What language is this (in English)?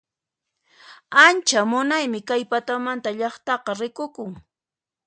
Puno Quechua